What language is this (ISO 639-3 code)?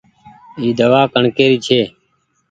gig